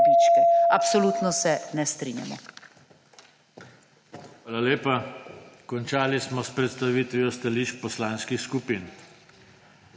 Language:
Slovenian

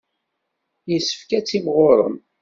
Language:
Kabyle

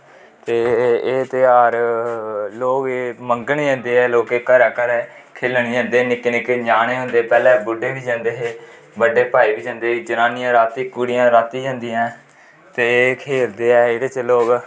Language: Dogri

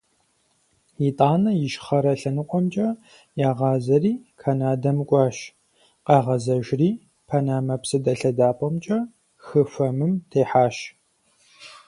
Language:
Kabardian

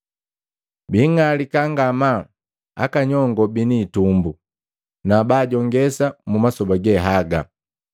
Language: Matengo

